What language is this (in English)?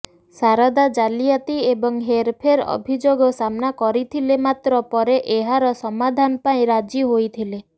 Odia